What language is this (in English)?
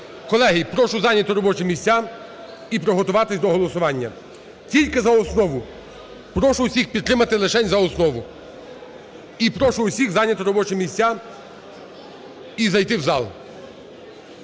Ukrainian